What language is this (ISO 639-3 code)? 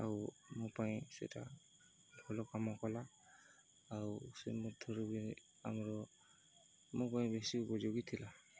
ori